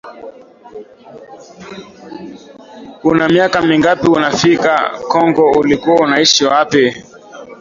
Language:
Swahili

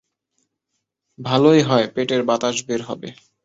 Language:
Bangla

